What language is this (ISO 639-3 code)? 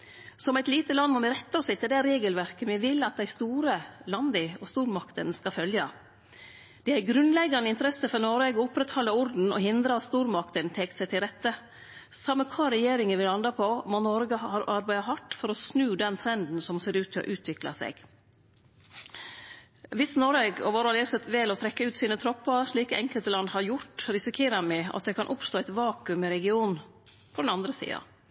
nno